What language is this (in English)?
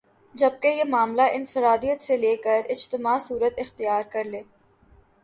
Urdu